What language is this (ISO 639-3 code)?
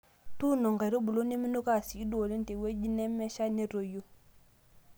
mas